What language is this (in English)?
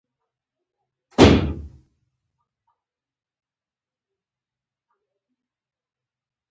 Pashto